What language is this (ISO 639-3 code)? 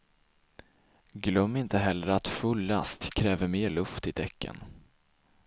swe